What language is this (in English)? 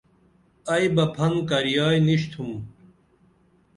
Dameli